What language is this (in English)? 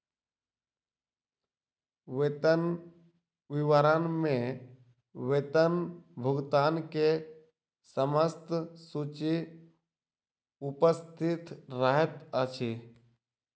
Maithili